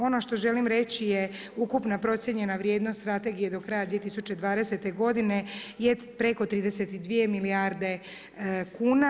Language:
Croatian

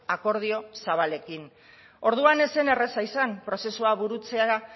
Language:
Basque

